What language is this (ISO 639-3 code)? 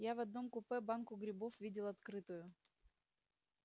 rus